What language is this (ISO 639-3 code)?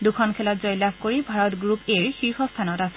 asm